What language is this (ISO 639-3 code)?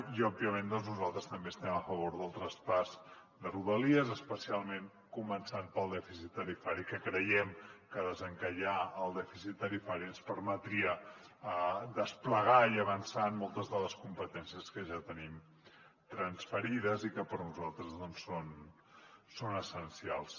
cat